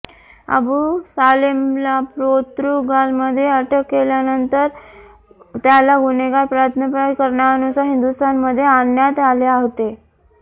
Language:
Marathi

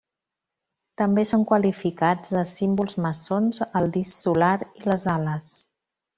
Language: Catalan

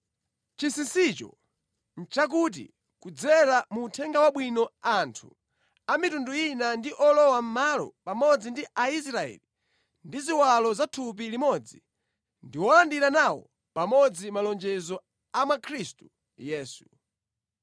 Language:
Nyanja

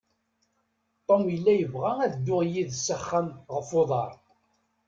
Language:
Kabyle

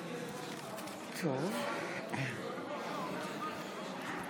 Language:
Hebrew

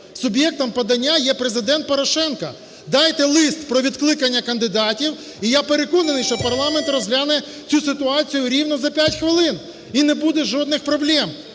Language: Ukrainian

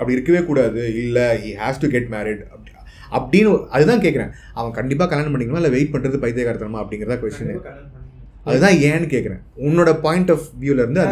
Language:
Tamil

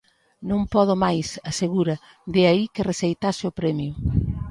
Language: Galician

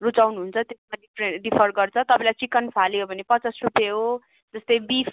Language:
Nepali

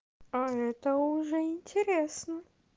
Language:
Russian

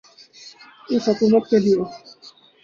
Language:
Urdu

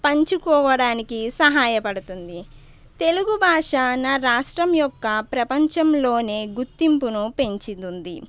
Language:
Telugu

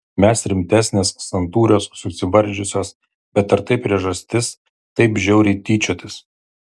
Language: Lithuanian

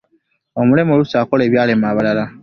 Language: Ganda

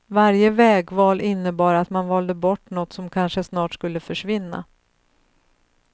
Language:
Swedish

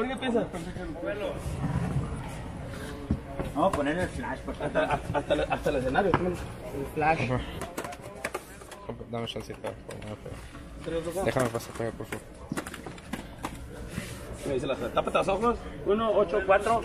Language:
Spanish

